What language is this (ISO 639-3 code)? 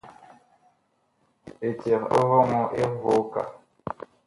bkh